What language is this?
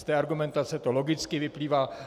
Czech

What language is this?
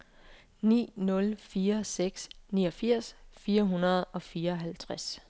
Danish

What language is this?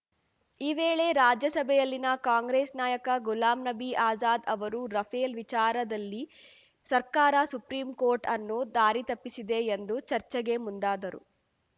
Kannada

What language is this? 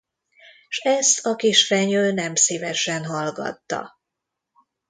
Hungarian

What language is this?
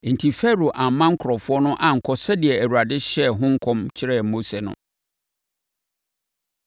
Akan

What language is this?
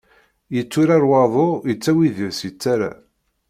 Kabyle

